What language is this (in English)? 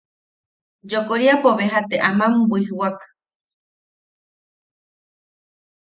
Yaqui